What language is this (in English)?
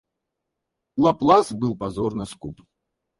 Russian